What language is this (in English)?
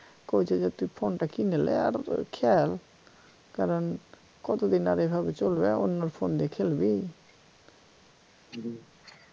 Bangla